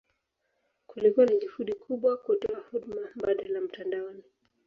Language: Swahili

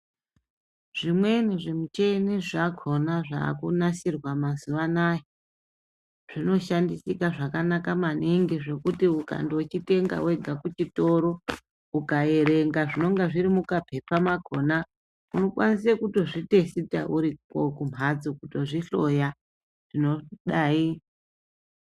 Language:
Ndau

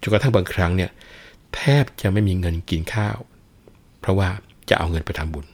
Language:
Thai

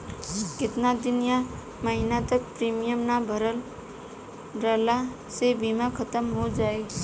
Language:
Bhojpuri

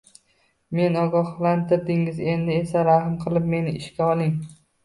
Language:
Uzbek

